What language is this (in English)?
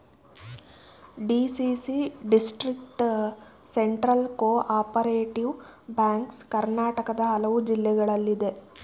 Kannada